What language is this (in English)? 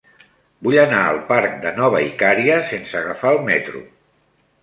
Catalan